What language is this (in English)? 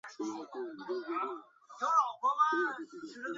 Chinese